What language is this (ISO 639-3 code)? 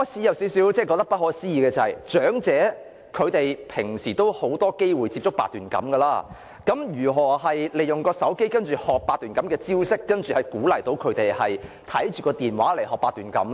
yue